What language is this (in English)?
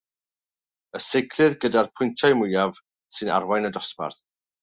Welsh